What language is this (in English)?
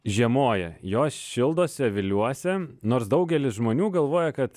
Lithuanian